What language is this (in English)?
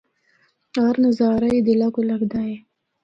Northern Hindko